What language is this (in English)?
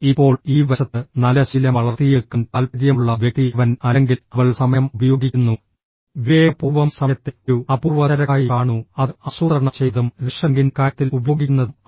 Malayalam